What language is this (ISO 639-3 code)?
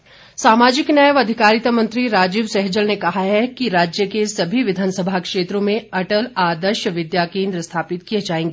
hin